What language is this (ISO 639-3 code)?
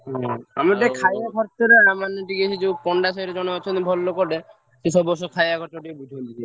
ori